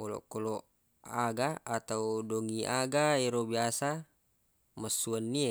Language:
Buginese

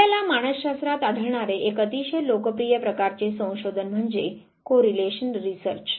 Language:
Marathi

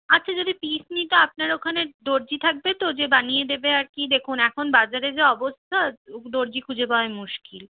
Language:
Bangla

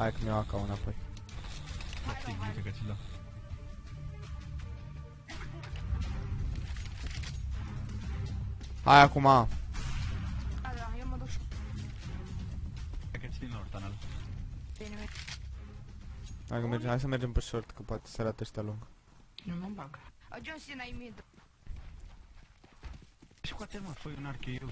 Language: Romanian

